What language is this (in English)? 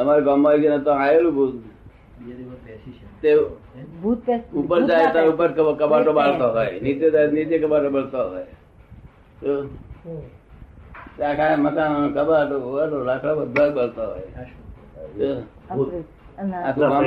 Gujarati